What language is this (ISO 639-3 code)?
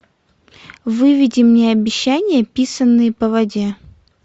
rus